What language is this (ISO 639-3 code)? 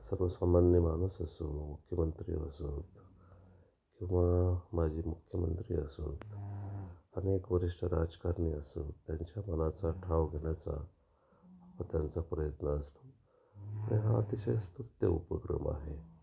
mar